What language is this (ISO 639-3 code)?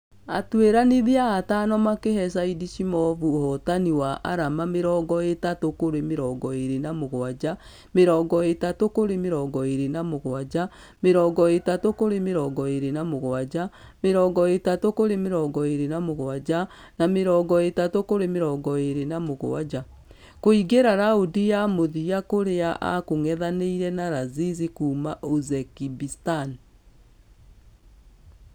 kik